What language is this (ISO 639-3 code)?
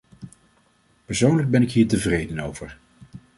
nld